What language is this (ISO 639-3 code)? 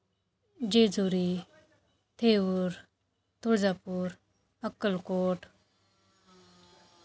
mar